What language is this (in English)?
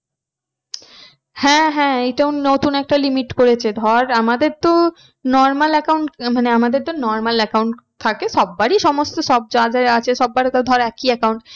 Bangla